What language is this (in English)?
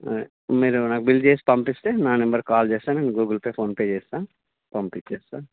Telugu